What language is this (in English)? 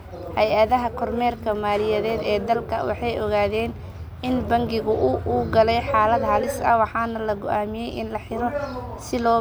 Somali